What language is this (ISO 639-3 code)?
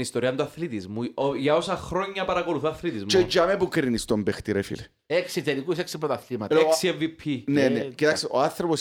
ell